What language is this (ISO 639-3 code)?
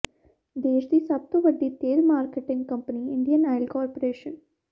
pan